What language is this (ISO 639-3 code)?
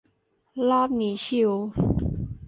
tha